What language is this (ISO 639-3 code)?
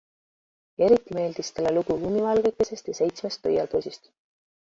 est